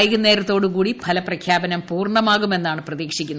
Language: Malayalam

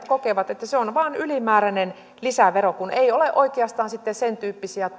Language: Finnish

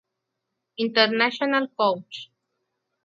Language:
Spanish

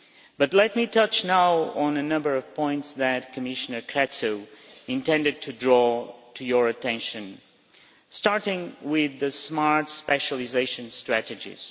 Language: English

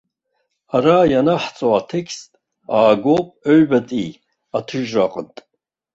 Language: Abkhazian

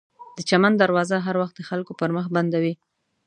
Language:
Pashto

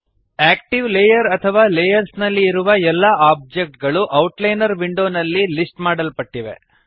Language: Kannada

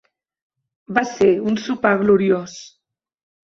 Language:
Catalan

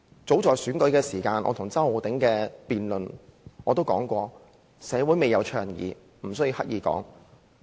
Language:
Cantonese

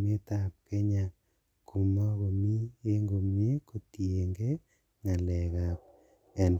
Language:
Kalenjin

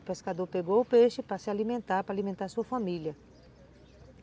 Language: Portuguese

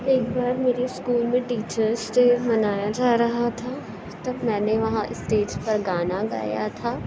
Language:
Urdu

